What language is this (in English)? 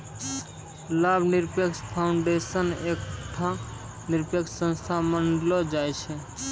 Maithili